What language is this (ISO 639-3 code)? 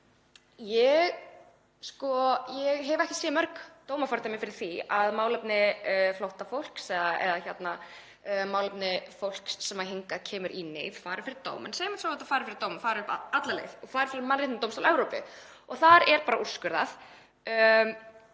isl